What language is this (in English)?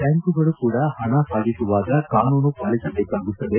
Kannada